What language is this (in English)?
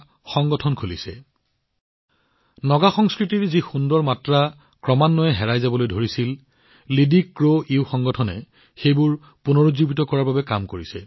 Assamese